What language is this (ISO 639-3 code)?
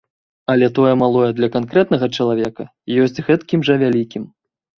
bel